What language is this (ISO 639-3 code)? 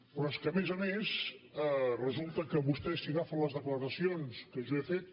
cat